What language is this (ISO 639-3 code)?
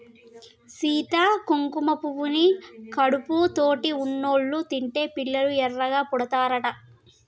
tel